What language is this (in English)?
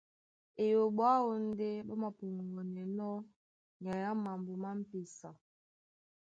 Duala